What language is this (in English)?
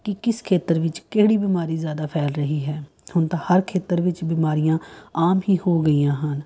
Punjabi